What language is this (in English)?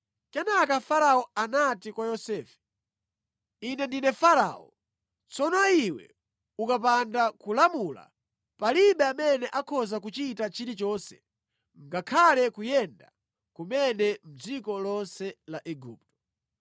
Nyanja